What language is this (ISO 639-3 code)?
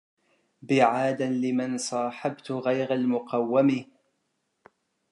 ara